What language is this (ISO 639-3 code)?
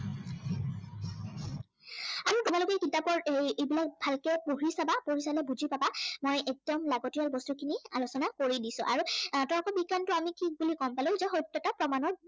asm